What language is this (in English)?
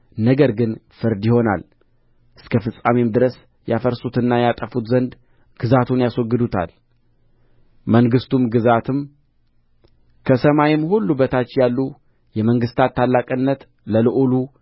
Amharic